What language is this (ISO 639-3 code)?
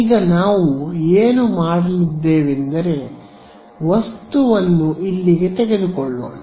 kan